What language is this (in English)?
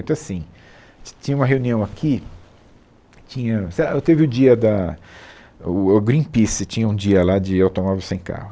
Portuguese